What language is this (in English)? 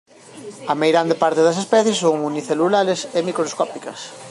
Galician